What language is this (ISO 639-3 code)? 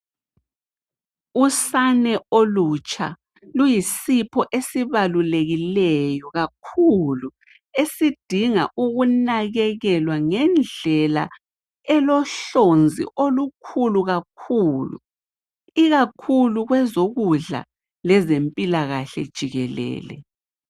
nde